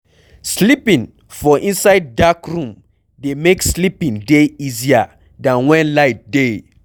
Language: Nigerian Pidgin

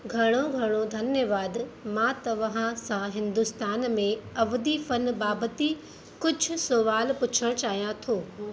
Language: Sindhi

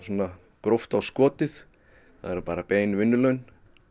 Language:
Icelandic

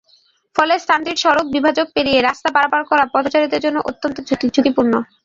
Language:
Bangla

